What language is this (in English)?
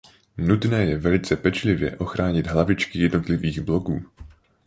Czech